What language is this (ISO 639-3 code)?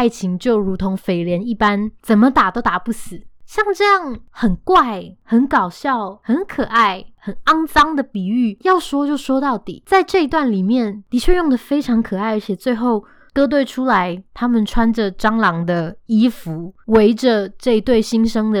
zho